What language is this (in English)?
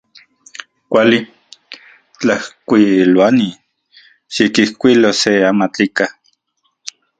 Central Puebla Nahuatl